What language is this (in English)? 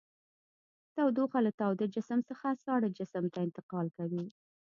Pashto